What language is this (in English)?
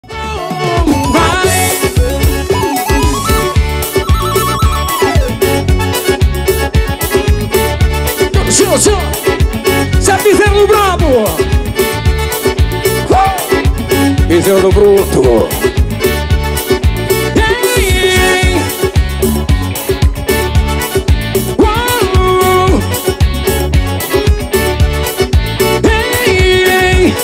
Portuguese